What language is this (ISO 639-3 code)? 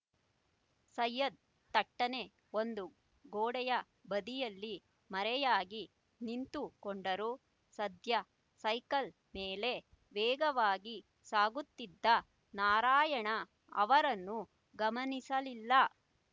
kan